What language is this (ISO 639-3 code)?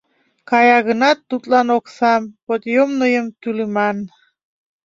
chm